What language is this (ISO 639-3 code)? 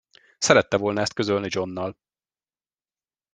hun